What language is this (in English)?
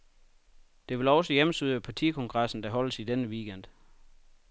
Danish